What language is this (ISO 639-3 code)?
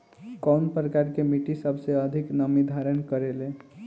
bho